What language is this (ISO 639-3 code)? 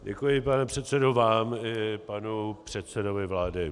ces